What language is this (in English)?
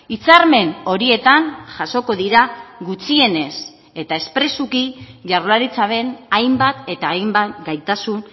Basque